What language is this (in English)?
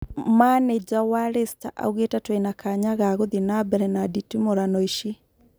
Kikuyu